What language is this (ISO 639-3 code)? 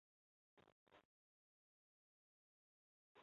zho